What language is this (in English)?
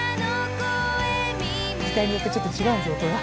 Japanese